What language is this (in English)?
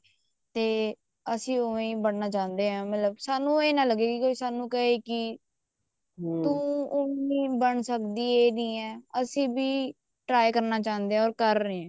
Punjabi